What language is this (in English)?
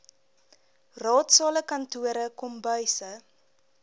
Afrikaans